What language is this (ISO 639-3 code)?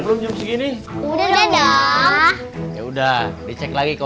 ind